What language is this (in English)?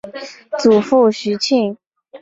Chinese